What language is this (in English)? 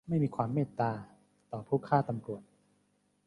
Thai